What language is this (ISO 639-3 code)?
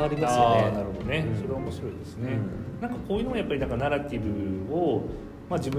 jpn